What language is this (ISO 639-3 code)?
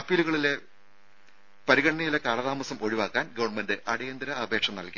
mal